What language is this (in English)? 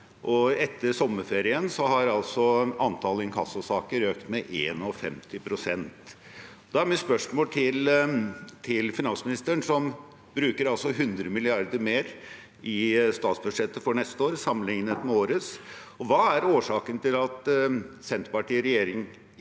Norwegian